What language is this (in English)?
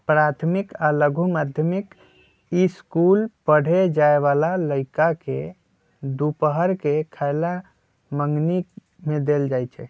Magahi